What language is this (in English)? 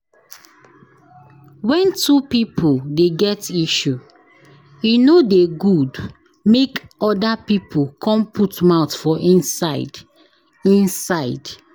Nigerian Pidgin